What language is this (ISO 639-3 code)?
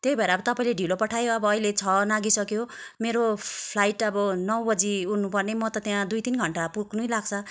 nep